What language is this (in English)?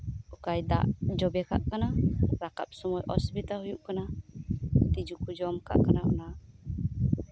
Santali